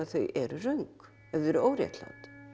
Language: Icelandic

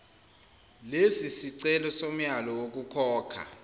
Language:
Zulu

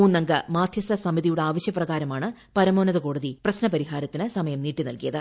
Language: Malayalam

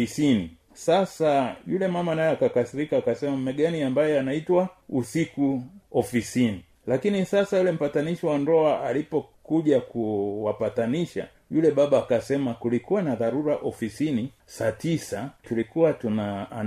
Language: Swahili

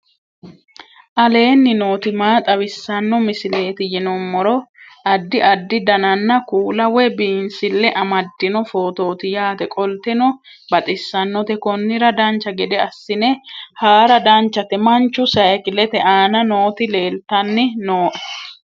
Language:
Sidamo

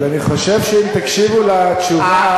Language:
Hebrew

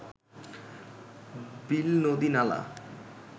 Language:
Bangla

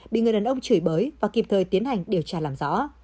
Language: Vietnamese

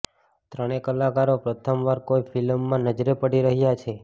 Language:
Gujarati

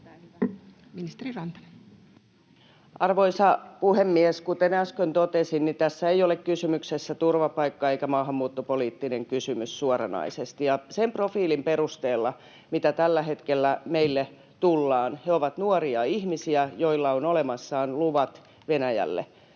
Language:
Finnish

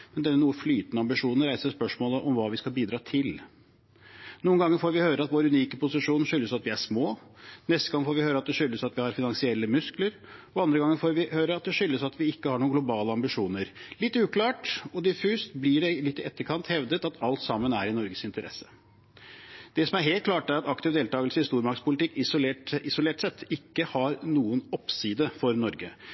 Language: Norwegian Bokmål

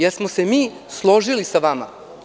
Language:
Serbian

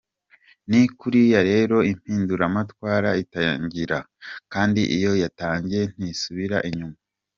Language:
Kinyarwanda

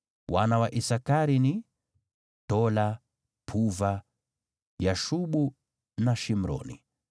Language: Swahili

